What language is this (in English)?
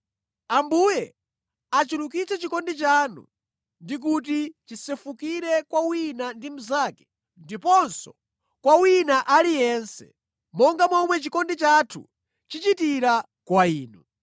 Nyanja